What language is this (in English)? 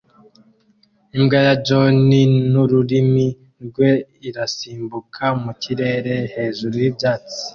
Kinyarwanda